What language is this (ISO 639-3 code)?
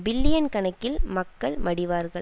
tam